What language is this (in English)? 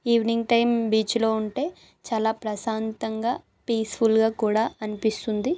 Telugu